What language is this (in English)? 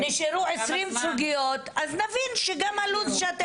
Hebrew